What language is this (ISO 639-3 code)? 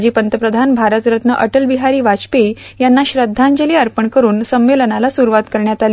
mar